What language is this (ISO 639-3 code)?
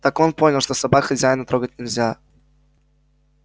rus